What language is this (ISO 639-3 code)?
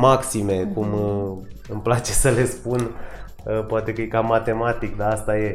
ron